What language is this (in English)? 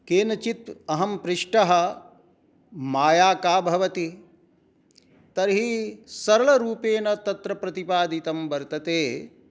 Sanskrit